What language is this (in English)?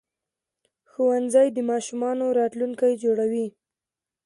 Pashto